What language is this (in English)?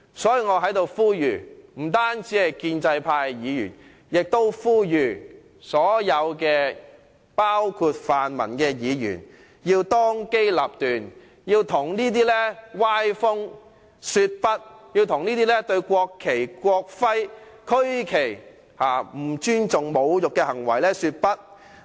Cantonese